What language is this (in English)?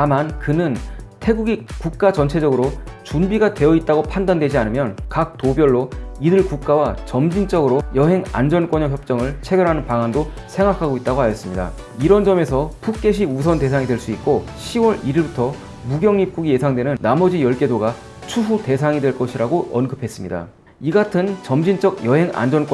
Korean